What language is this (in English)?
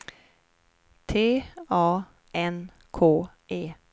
Swedish